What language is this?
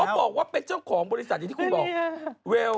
Thai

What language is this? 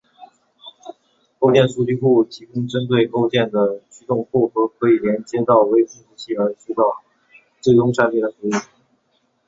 Chinese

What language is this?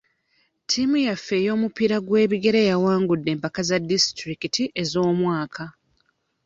Ganda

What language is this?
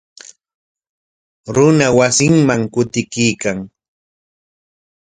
Corongo Ancash Quechua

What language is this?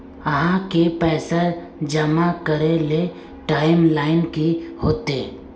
Magahi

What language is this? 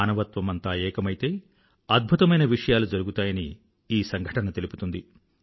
Telugu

